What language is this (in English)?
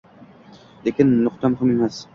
Uzbek